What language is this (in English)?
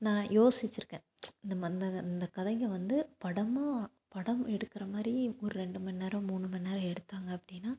Tamil